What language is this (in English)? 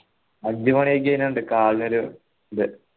Malayalam